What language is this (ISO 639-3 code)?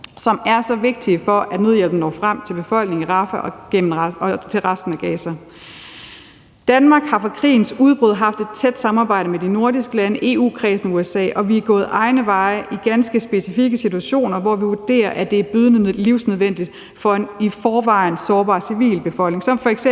dan